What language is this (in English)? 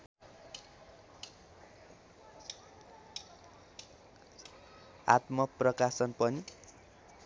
Nepali